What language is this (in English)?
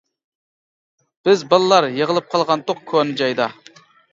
Uyghur